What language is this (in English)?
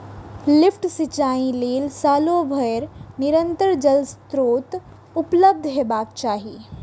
Maithili